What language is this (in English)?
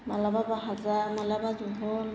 Bodo